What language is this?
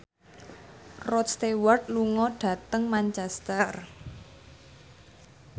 Javanese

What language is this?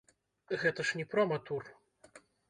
Belarusian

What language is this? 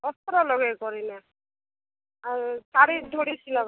Odia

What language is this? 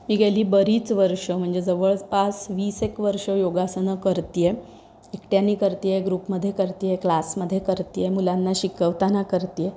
Marathi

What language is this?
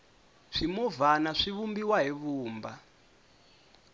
Tsonga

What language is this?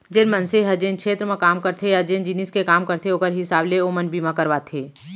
Chhattisgarhi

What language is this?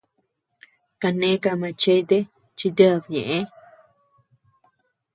Tepeuxila Cuicatec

